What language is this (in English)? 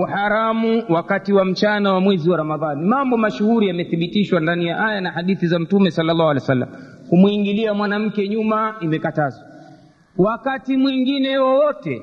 Swahili